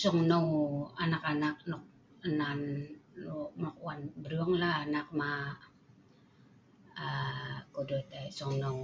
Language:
Sa'ban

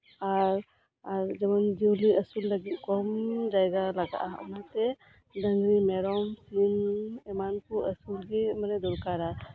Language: Santali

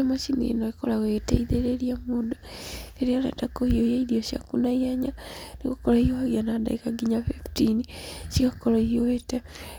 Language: Kikuyu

